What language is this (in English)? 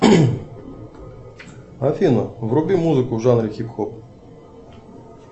Russian